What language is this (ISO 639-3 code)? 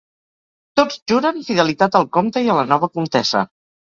cat